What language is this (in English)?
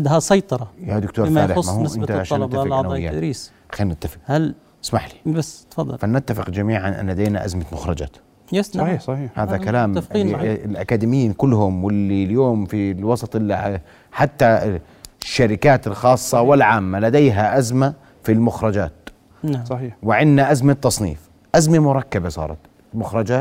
Arabic